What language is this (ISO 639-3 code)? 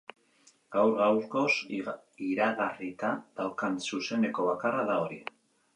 eus